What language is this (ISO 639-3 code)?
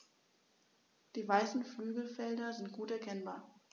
deu